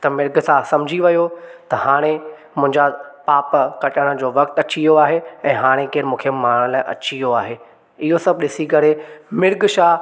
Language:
Sindhi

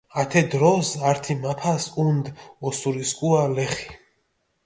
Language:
Mingrelian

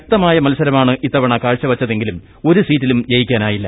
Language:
Malayalam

